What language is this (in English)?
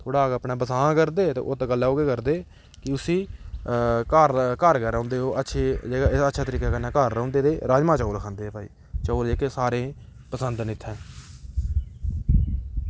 Dogri